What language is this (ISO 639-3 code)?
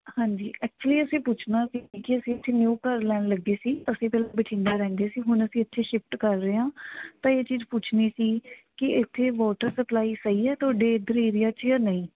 pan